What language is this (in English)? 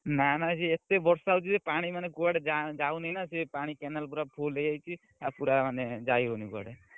Odia